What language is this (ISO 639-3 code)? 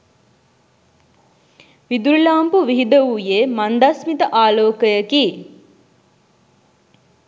sin